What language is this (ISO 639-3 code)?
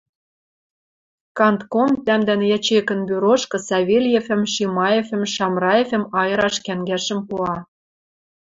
mrj